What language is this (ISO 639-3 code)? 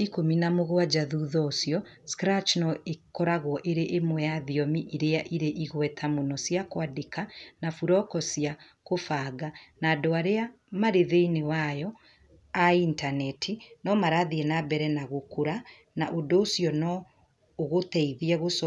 kik